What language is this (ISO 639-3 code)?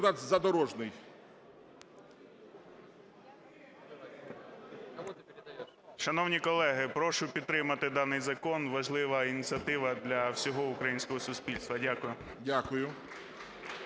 ukr